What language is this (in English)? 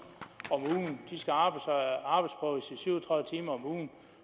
Danish